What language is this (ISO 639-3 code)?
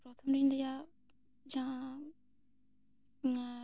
sat